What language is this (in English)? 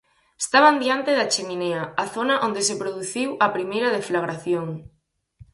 Galician